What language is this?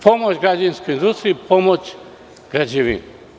Serbian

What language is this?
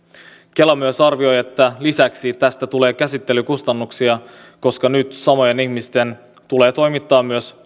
Finnish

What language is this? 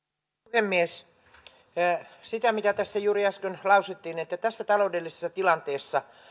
Finnish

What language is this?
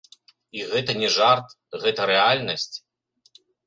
Belarusian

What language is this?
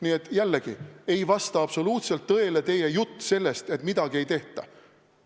Estonian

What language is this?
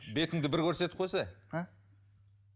Kazakh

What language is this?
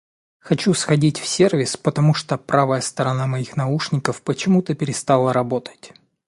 Russian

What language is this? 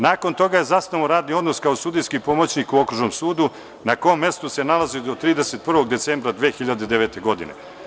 Serbian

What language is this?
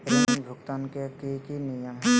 Magahi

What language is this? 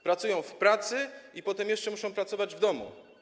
Polish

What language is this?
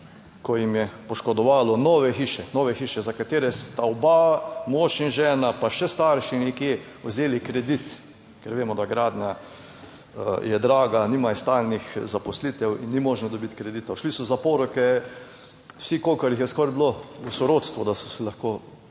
Slovenian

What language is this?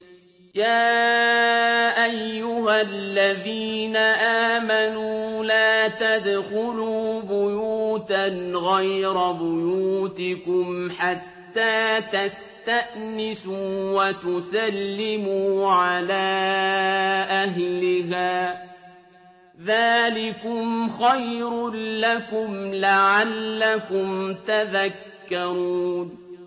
Arabic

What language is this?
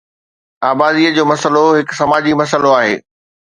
Sindhi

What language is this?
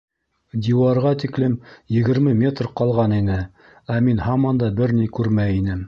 Bashkir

